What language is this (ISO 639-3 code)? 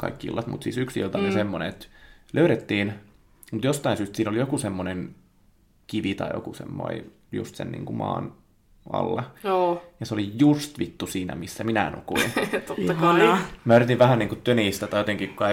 fin